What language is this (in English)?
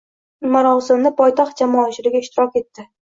Uzbek